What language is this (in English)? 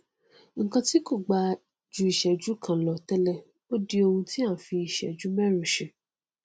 Yoruba